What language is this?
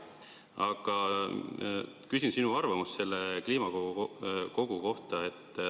Estonian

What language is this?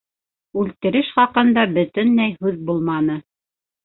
Bashkir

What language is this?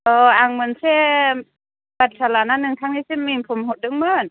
Bodo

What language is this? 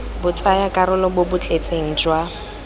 Tswana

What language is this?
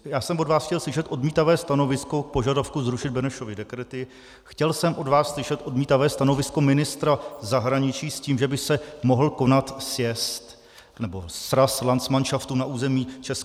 Czech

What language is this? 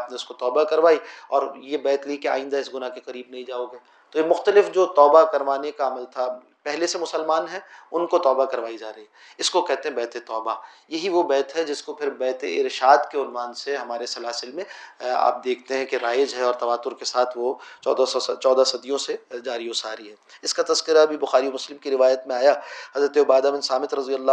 Urdu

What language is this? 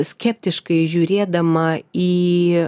Lithuanian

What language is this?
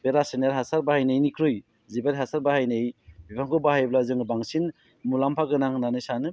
Bodo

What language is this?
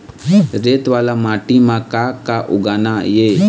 Chhattisgarhi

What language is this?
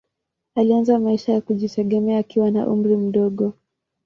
Swahili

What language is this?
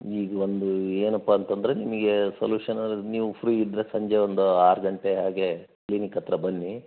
Kannada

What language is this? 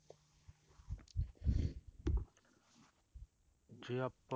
Punjabi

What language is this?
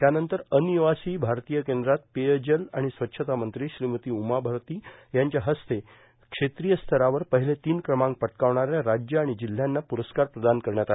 Marathi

